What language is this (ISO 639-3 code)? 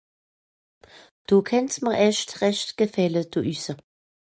gsw